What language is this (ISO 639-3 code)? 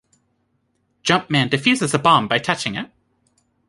eng